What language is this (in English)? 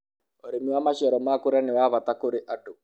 Kikuyu